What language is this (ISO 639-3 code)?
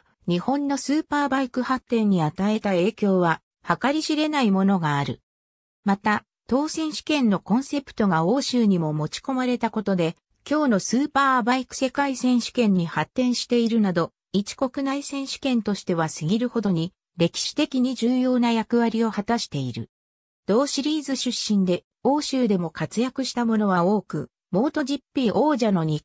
jpn